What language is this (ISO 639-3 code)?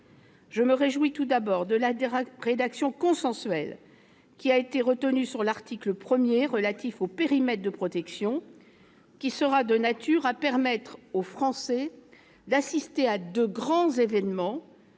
fra